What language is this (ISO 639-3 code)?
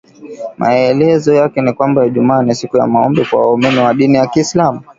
swa